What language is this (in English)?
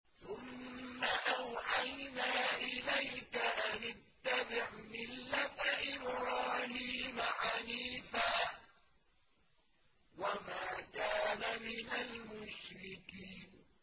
Arabic